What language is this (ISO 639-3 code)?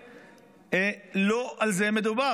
heb